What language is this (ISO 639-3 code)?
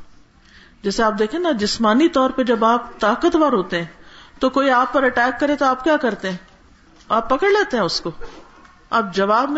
urd